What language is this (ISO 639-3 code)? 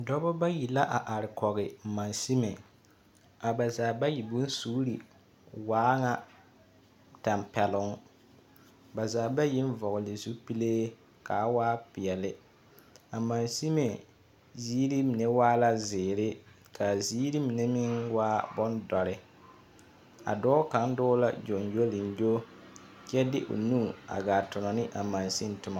dga